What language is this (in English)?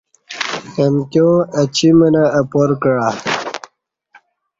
Kati